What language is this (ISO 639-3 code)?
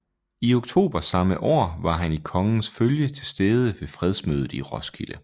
dan